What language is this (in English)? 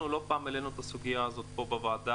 Hebrew